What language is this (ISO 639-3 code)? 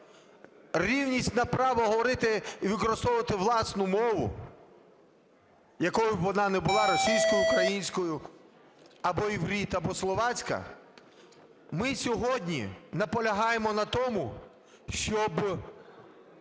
ukr